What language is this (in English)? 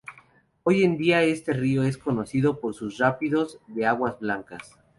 Spanish